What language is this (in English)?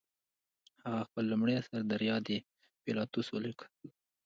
Pashto